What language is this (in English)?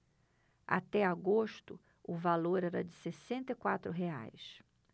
Portuguese